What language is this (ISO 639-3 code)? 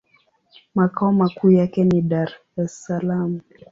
swa